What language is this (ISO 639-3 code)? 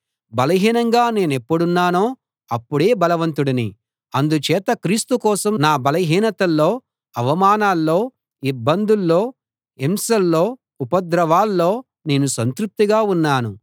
tel